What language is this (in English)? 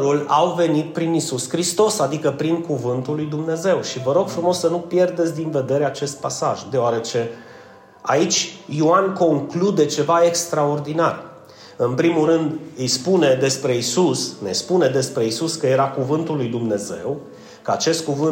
Romanian